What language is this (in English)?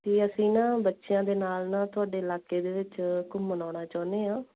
Punjabi